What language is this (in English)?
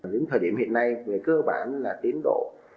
Vietnamese